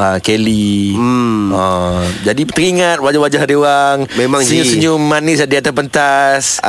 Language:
Malay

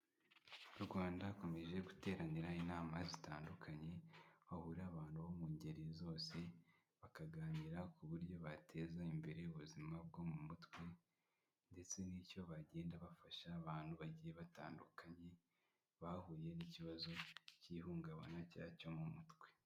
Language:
Kinyarwanda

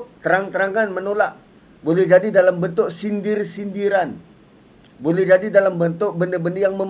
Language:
Malay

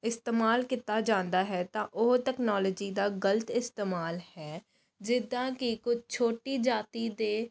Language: Punjabi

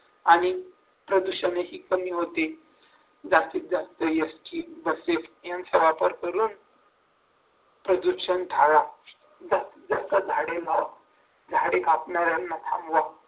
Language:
Marathi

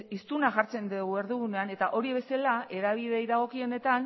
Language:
Basque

